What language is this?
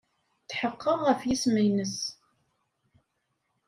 Kabyle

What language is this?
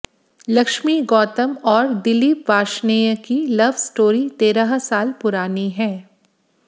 Hindi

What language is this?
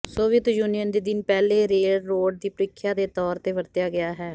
Punjabi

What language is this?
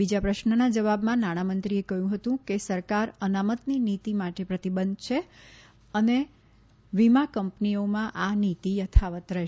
Gujarati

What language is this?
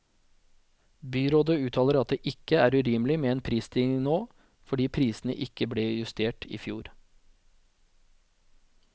Norwegian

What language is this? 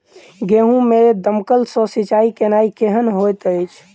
Maithili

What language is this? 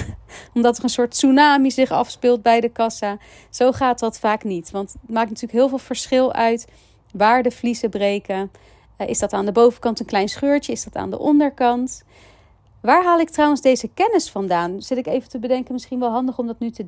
Dutch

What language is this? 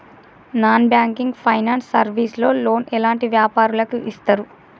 Telugu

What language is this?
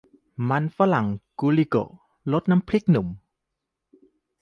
Thai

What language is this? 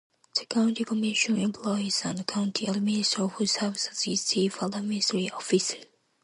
English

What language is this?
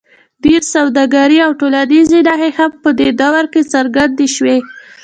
Pashto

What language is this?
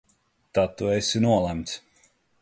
Latvian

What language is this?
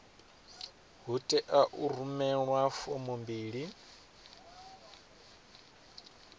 Venda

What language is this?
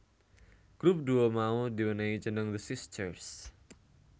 Javanese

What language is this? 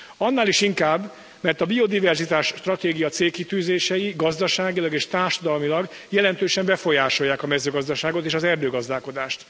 Hungarian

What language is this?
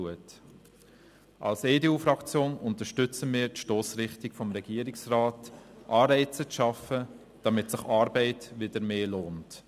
Swiss German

